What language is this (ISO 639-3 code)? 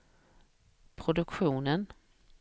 swe